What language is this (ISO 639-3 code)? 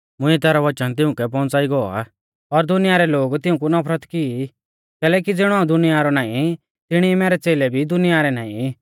bfz